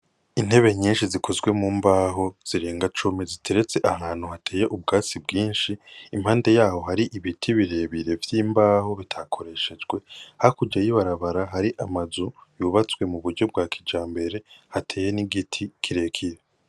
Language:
Rundi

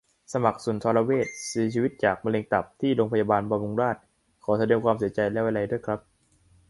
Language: Thai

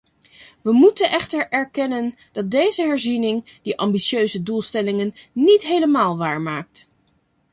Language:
Dutch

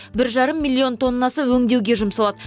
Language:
Kazakh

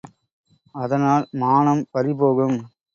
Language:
Tamil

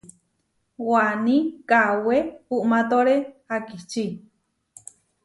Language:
Huarijio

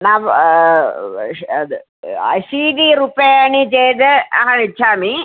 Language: Sanskrit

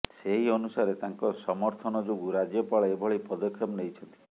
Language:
Odia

